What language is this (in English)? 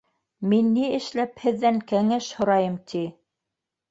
Bashkir